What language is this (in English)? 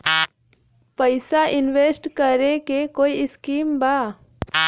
Bhojpuri